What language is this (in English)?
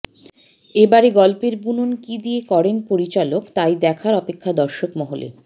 Bangla